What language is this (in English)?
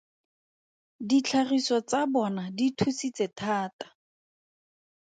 Tswana